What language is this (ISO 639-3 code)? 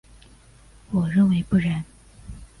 zho